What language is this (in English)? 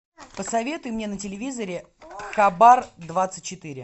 Russian